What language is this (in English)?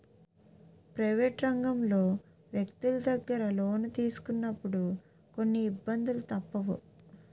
Telugu